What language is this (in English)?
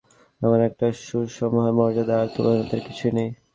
Bangla